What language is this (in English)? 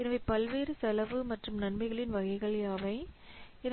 Tamil